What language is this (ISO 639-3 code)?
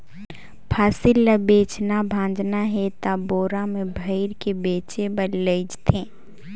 hne